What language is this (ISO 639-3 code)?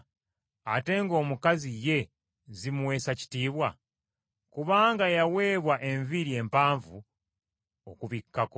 lug